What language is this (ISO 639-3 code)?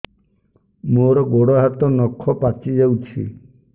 ori